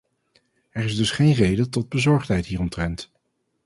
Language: Dutch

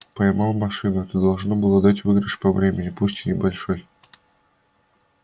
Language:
Russian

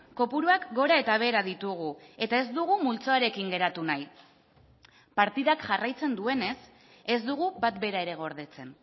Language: Basque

